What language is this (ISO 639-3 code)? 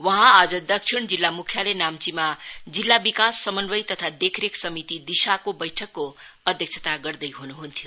nep